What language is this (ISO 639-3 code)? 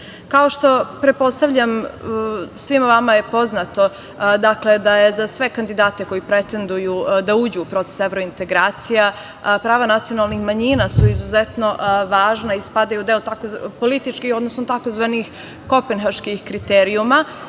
srp